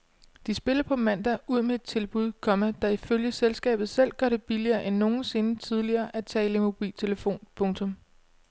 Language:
Danish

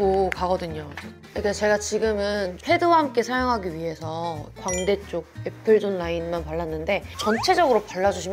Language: Korean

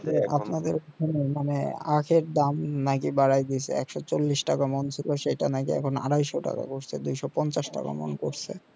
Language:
Bangla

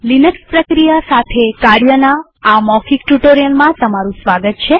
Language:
Gujarati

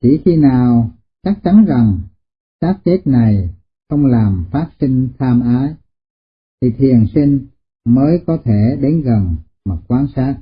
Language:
Vietnamese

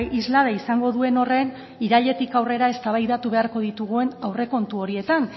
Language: Basque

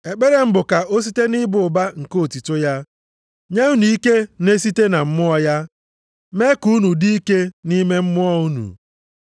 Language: Igbo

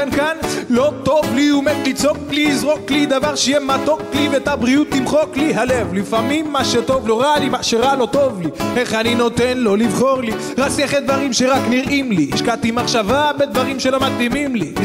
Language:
Hebrew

